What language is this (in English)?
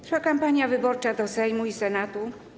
Polish